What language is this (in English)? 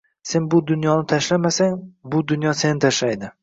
Uzbek